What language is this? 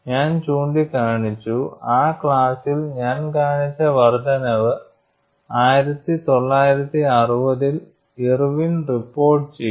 Malayalam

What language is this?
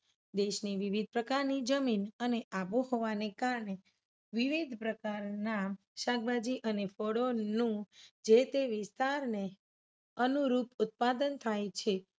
Gujarati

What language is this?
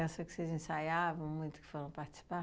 Portuguese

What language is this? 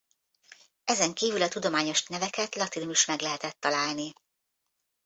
Hungarian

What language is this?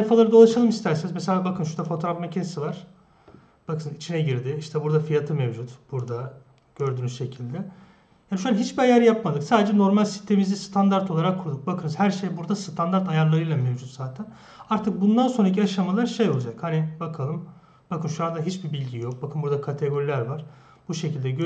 Turkish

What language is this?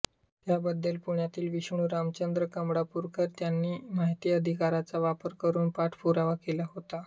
Marathi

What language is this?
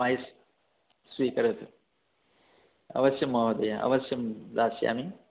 Sanskrit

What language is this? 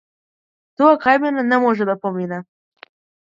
Macedonian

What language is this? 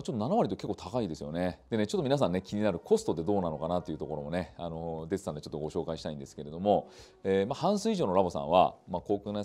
Japanese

